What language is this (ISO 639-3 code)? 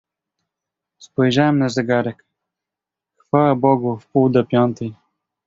pol